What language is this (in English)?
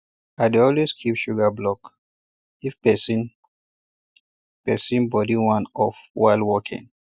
Nigerian Pidgin